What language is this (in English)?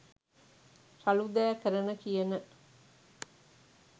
Sinhala